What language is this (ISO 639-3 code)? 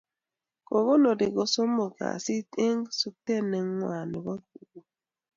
kln